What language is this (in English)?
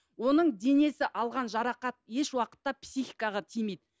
Kazakh